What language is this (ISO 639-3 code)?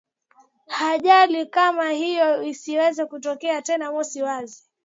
swa